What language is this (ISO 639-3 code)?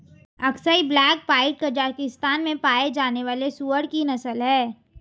hin